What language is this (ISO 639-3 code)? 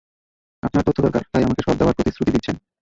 ben